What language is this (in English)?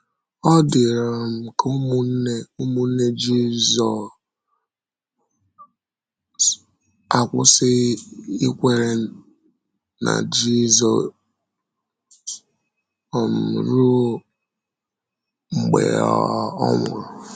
Igbo